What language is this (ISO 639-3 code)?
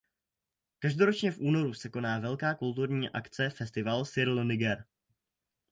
ces